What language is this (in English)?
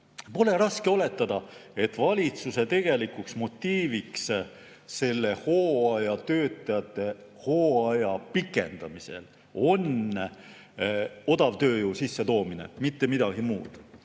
Estonian